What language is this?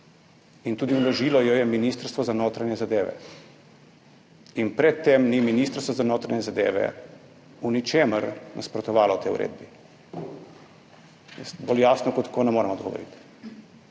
Slovenian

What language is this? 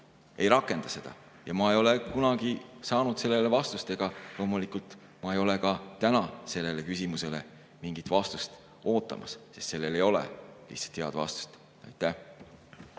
Estonian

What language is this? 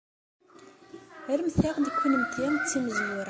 Kabyle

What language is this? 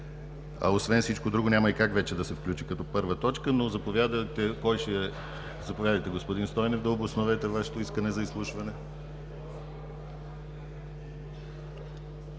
Bulgarian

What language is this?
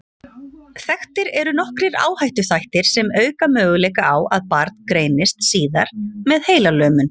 Icelandic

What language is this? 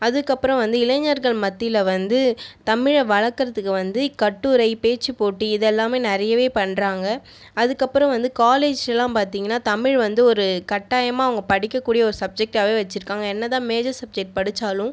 Tamil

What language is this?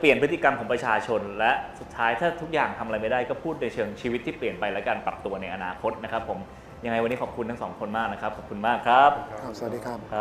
Thai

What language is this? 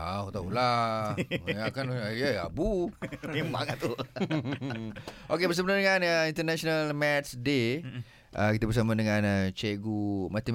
Malay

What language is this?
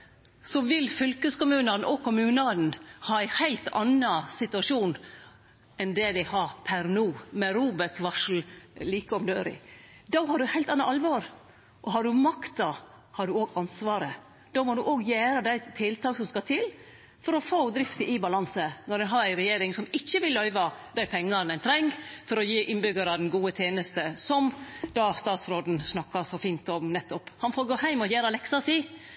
Norwegian Nynorsk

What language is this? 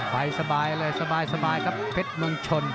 Thai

